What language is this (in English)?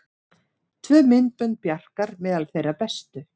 Icelandic